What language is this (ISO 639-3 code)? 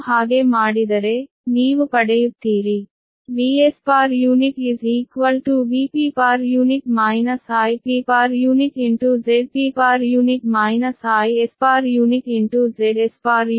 kan